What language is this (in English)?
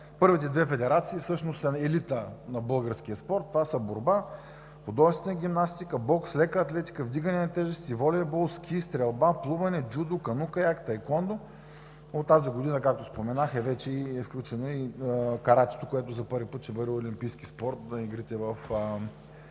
Bulgarian